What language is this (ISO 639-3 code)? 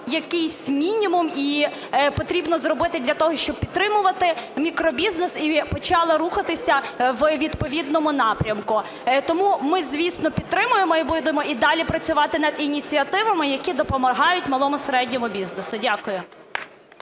ukr